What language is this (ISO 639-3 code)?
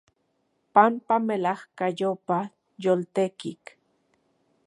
ncx